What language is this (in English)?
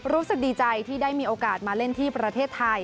Thai